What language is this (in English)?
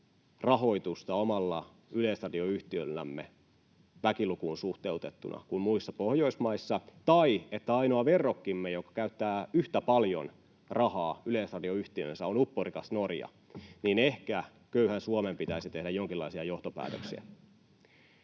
Finnish